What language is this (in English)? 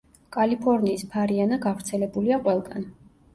Georgian